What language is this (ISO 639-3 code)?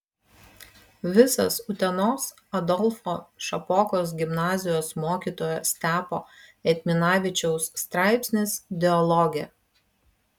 lit